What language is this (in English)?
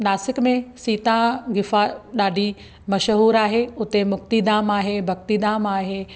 Sindhi